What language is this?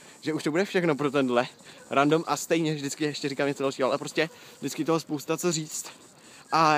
Czech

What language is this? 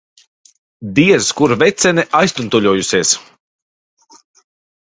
Latvian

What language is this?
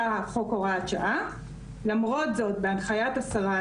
Hebrew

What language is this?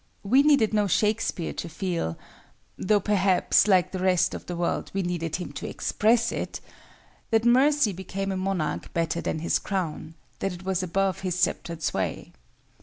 English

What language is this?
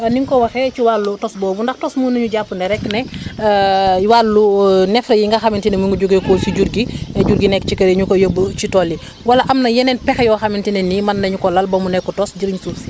Wolof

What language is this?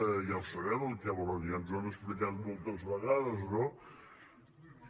Catalan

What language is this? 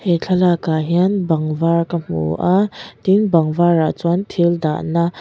Mizo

